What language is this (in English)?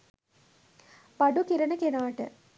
Sinhala